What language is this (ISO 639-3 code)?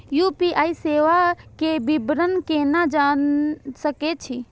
mai